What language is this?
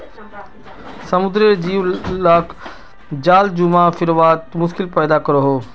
Magahi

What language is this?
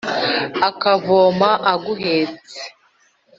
Kinyarwanda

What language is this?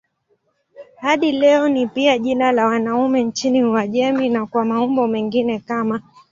Swahili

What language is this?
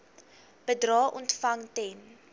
Afrikaans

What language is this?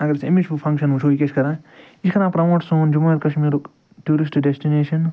Kashmiri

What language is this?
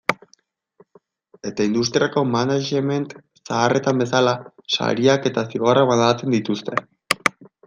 Basque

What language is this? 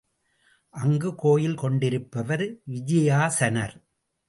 Tamil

